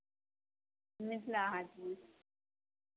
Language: Maithili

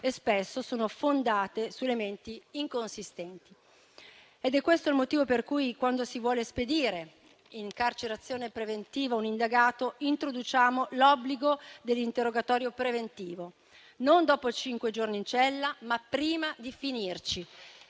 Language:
Italian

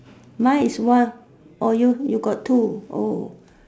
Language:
English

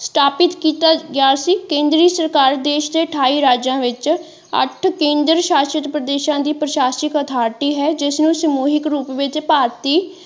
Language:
Punjabi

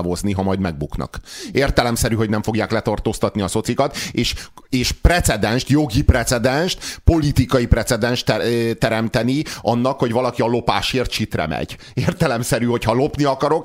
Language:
Hungarian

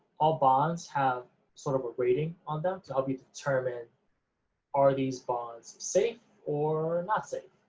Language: English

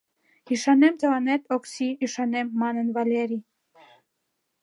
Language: Mari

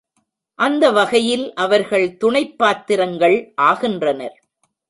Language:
Tamil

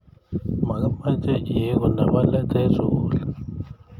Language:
Kalenjin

